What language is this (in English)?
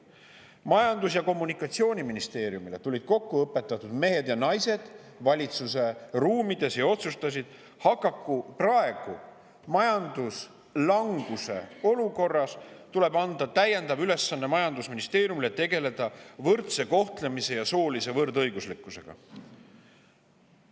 Estonian